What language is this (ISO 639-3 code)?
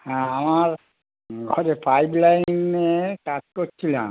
ben